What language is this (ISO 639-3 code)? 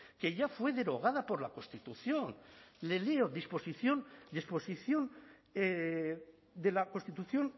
spa